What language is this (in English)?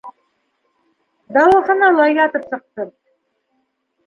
Bashkir